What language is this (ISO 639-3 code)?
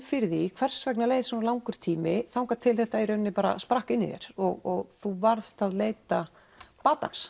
isl